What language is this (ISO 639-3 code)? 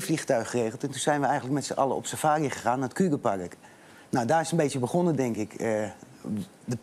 nld